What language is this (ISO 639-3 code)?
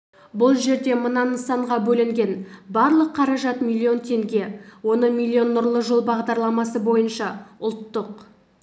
kaz